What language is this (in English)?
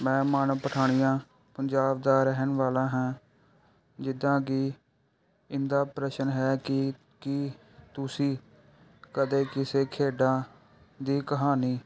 Punjabi